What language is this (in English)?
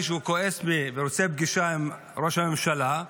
Hebrew